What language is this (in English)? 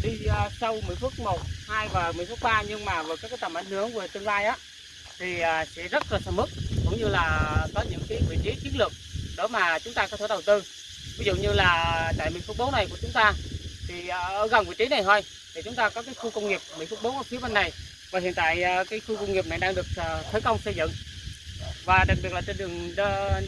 Vietnamese